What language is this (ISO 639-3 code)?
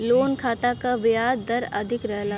bho